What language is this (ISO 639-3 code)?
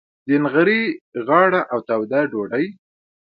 pus